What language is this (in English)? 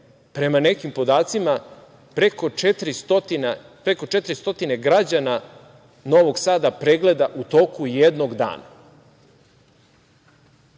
Serbian